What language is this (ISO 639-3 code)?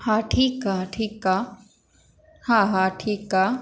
snd